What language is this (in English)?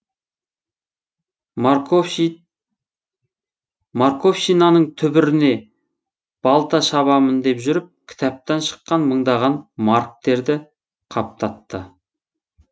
Kazakh